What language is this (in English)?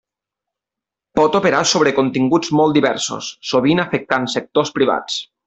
Catalan